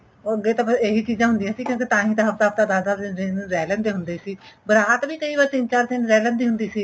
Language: Punjabi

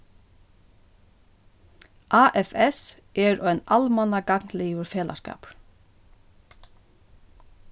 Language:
Faroese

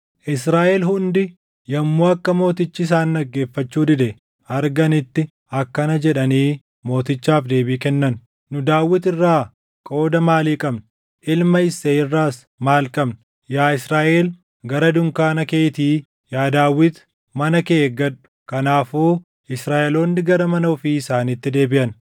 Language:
Oromo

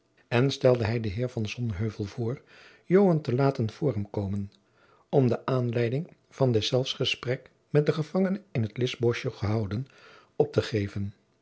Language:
Dutch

